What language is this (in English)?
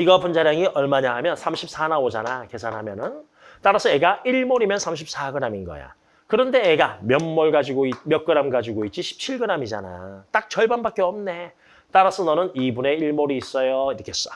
Korean